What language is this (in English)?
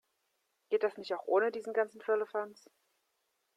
German